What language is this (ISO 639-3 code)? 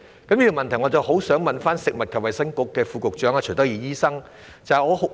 yue